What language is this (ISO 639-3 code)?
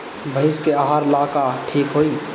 bho